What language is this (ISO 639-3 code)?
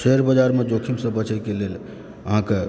mai